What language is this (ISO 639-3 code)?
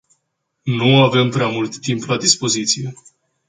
ron